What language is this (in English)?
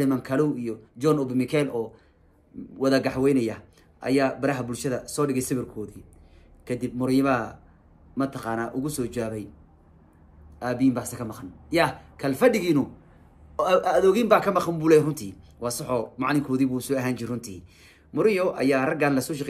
Arabic